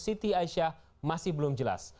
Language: Indonesian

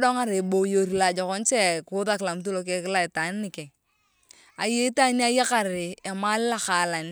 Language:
Turkana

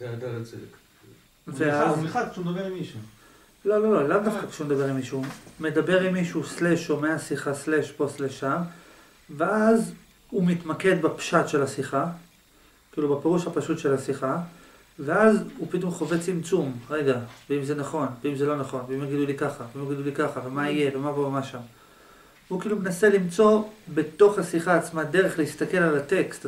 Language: Hebrew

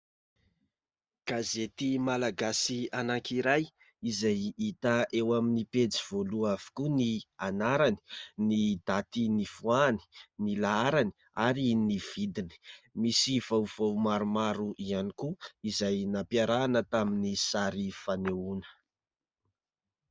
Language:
Malagasy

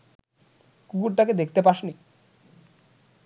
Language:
Bangla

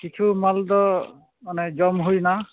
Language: Santali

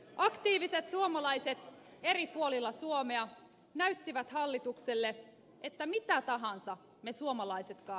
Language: Finnish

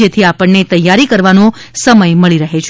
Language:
Gujarati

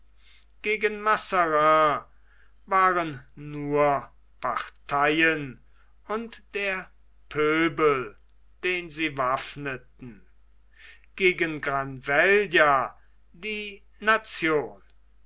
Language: German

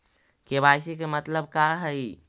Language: Magahi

